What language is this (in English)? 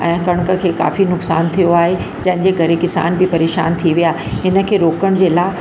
Sindhi